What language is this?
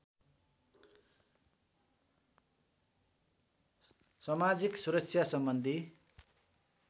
Nepali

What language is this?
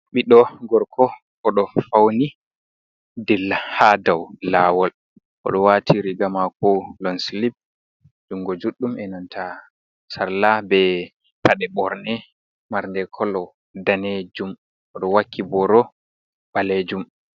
Fula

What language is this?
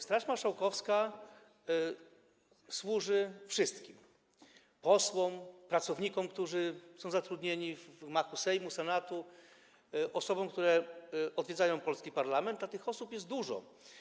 Polish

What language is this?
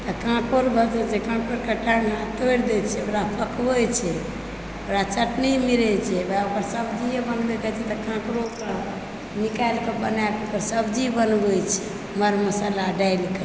Maithili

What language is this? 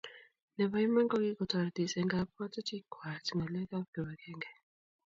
Kalenjin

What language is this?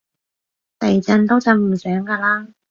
Cantonese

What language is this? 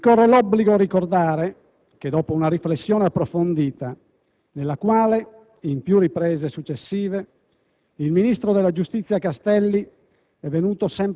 Italian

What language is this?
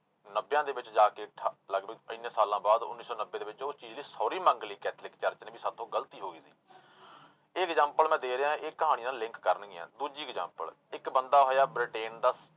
Punjabi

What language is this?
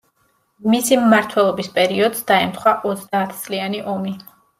Georgian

